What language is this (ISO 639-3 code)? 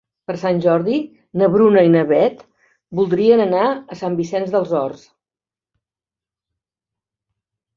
cat